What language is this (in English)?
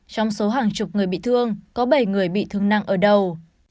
Vietnamese